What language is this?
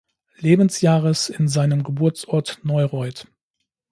German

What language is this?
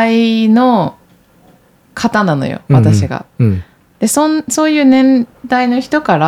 Japanese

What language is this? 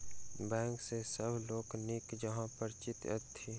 Maithili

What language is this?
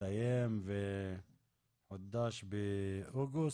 Hebrew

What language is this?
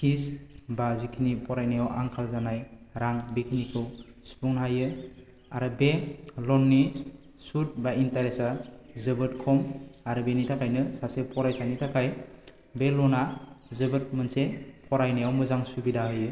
Bodo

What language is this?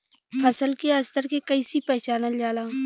Bhojpuri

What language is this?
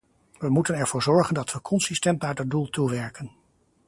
Dutch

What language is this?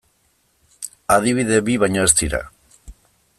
Basque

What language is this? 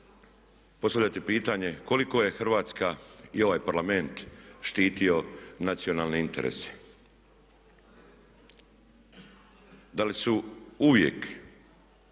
Croatian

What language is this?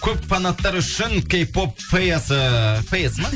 Kazakh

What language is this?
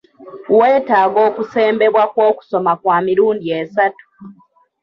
Ganda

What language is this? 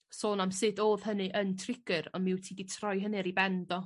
Welsh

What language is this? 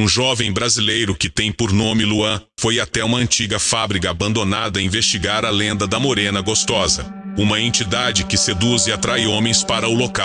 Portuguese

